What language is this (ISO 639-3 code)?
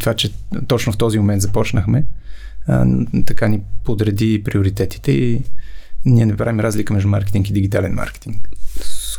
bul